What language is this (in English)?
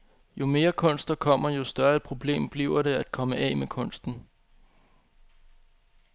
Danish